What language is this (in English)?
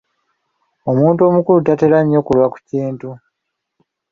Ganda